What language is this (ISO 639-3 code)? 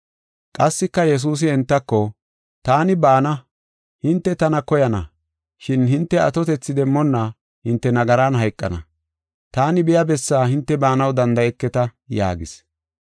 gof